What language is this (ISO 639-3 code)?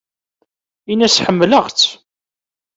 kab